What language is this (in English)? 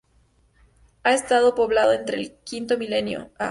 Spanish